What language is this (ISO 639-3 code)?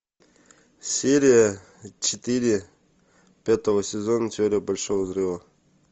rus